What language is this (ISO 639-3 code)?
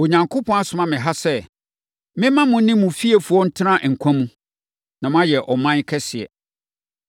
aka